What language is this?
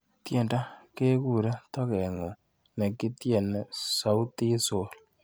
Kalenjin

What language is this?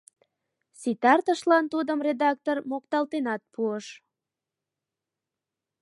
Mari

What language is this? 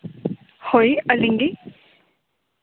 Santali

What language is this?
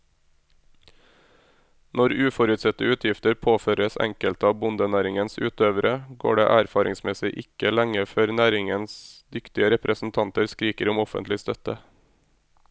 Norwegian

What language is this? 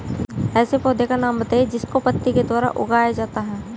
Hindi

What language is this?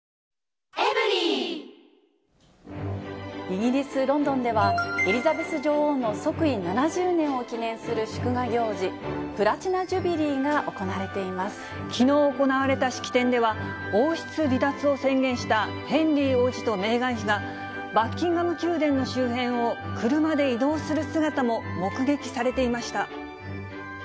Japanese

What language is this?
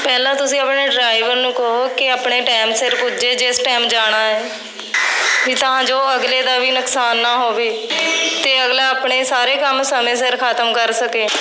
Punjabi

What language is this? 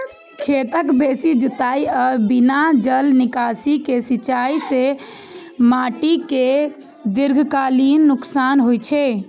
Maithili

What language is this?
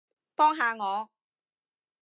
Cantonese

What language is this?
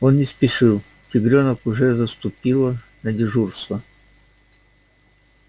Russian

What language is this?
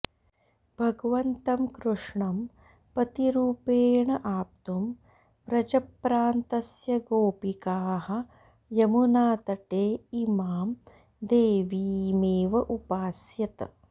Sanskrit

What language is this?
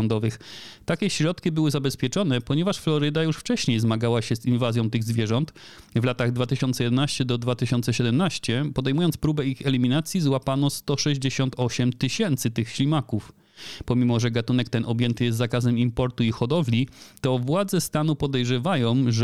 Polish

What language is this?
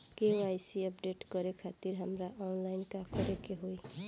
Bhojpuri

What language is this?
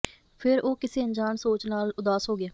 Punjabi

